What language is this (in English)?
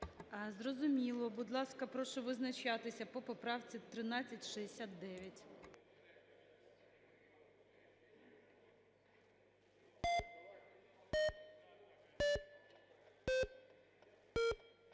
Ukrainian